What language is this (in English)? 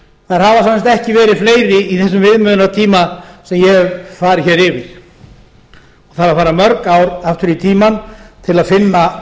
Icelandic